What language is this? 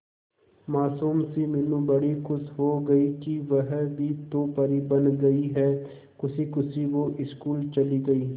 Hindi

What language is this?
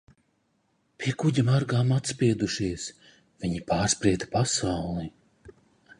Latvian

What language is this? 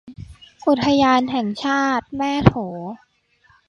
Thai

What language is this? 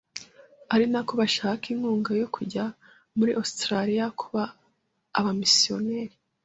Kinyarwanda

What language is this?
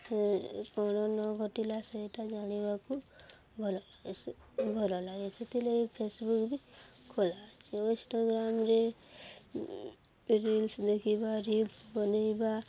Odia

